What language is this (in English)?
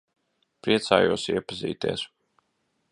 Latvian